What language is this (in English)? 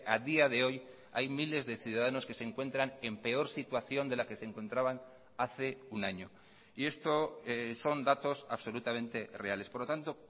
Spanish